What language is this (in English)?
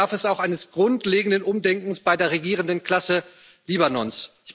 German